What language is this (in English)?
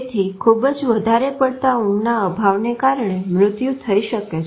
Gujarati